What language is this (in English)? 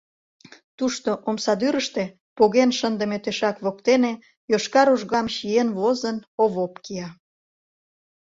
Mari